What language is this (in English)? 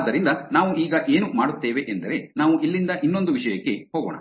Kannada